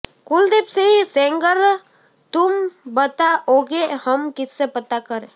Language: Gujarati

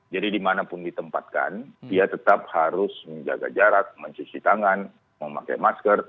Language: Indonesian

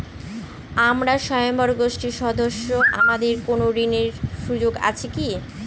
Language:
Bangla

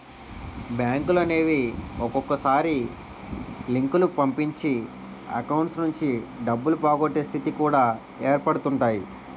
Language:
Telugu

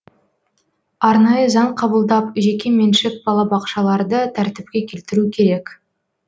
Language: Kazakh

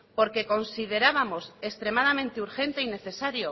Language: Spanish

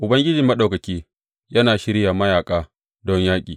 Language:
Hausa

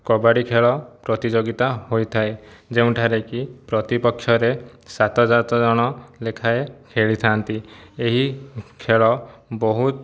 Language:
Odia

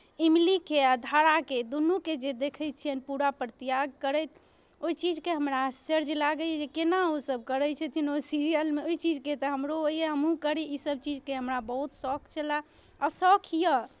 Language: Maithili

